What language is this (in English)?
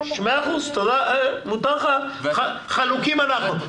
Hebrew